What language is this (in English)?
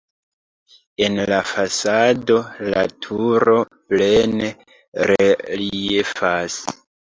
Esperanto